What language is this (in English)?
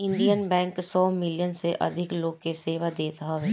Bhojpuri